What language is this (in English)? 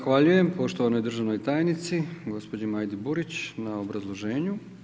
Croatian